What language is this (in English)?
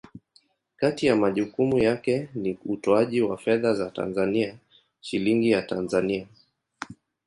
Swahili